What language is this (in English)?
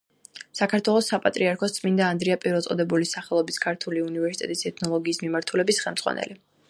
Georgian